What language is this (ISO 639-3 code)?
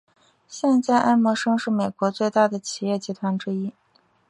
zho